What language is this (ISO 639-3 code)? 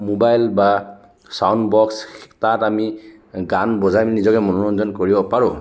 asm